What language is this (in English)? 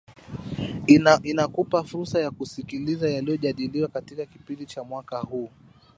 Swahili